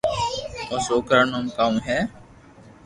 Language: Loarki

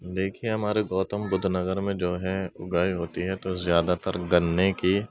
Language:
Urdu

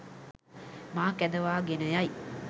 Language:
Sinhala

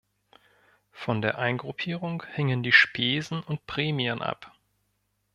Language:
German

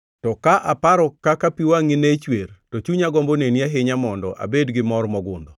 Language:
Luo (Kenya and Tanzania)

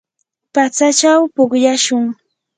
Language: Yanahuanca Pasco Quechua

